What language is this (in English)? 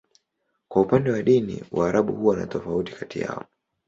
Swahili